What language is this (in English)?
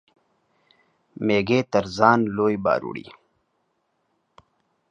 Pashto